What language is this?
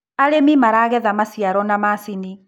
Kikuyu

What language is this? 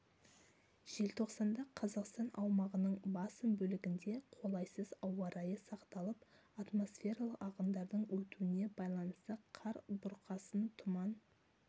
Kazakh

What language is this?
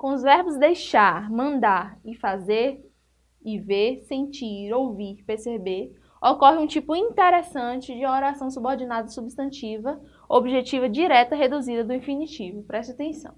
Portuguese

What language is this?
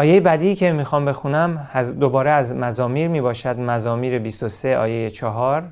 Persian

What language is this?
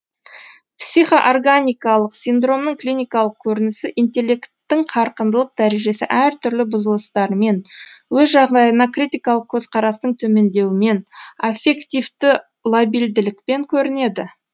Kazakh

